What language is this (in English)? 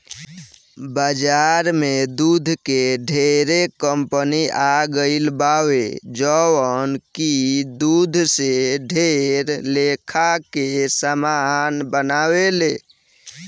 Bhojpuri